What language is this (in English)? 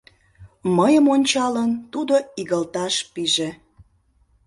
Mari